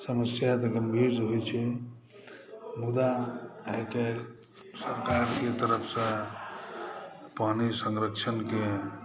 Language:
Maithili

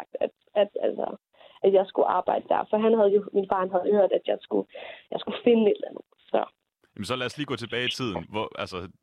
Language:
Danish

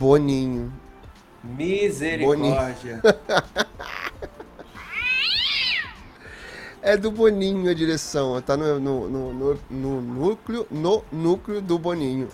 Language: Portuguese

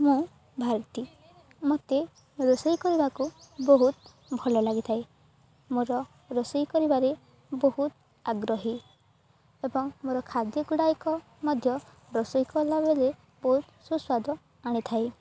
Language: Odia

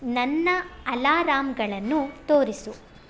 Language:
Kannada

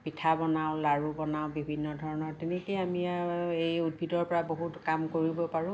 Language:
Assamese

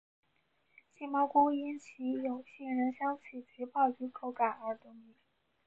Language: Chinese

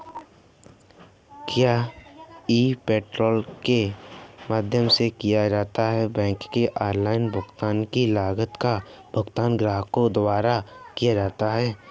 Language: Hindi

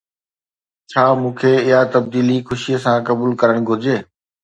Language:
Sindhi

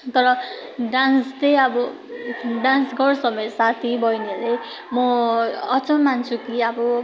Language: Nepali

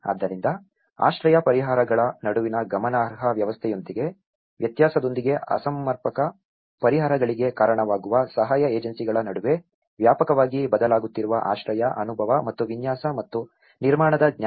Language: Kannada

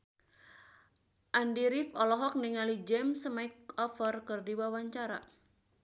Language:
Sundanese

